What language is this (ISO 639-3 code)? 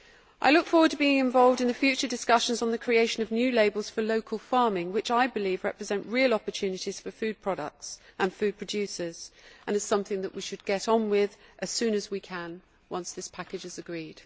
eng